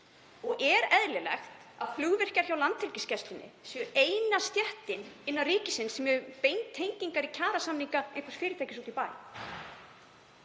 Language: Icelandic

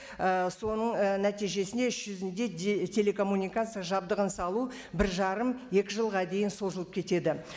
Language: Kazakh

